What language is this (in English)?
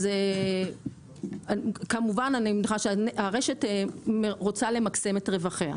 Hebrew